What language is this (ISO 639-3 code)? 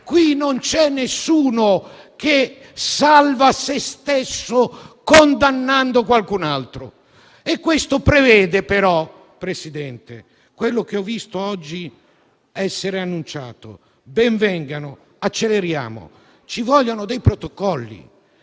ita